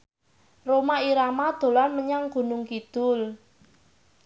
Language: Javanese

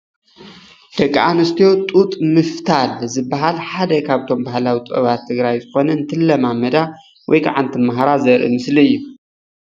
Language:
Tigrinya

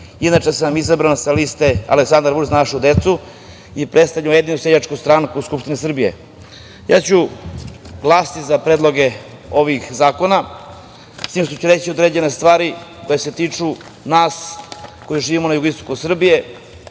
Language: Serbian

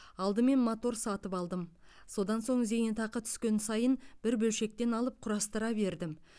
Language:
Kazakh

